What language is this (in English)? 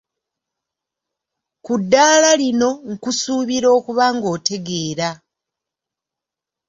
Ganda